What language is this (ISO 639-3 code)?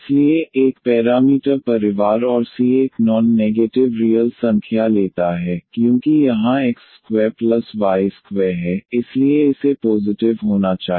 hin